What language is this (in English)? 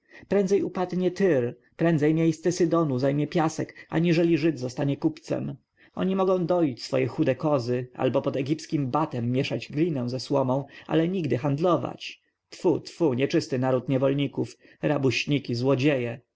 Polish